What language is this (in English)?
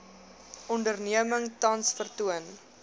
Afrikaans